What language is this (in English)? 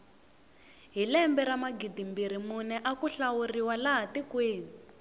Tsonga